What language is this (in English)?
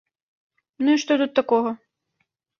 Belarusian